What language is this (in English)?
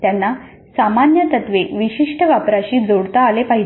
Marathi